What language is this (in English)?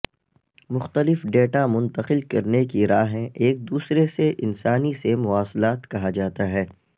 Urdu